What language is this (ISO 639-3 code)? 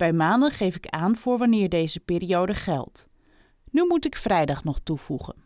nld